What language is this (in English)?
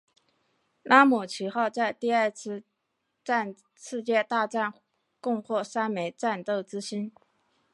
Chinese